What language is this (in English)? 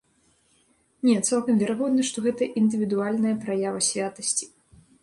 Belarusian